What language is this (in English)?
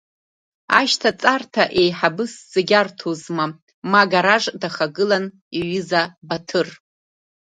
Abkhazian